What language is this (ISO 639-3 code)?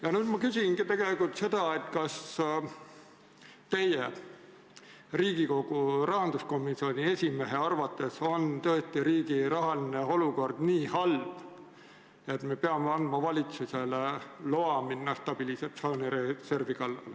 est